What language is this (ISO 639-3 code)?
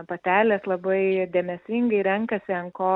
lit